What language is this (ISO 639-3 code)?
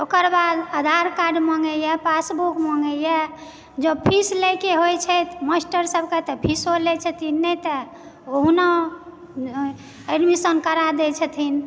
mai